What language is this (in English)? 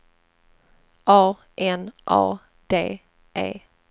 Swedish